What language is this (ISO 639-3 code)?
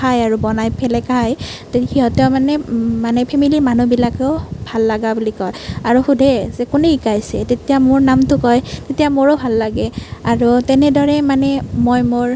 asm